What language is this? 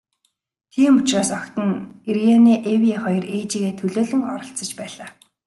Mongolian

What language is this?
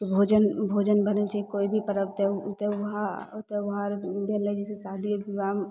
Maithili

